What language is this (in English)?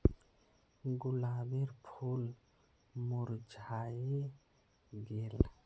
Magahi